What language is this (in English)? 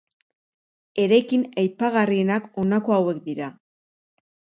Basque